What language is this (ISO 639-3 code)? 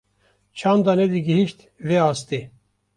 kur